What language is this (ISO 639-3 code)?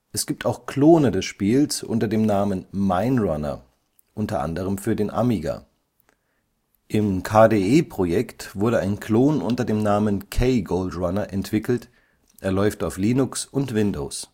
deu